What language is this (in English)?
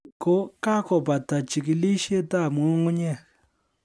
Kalenjin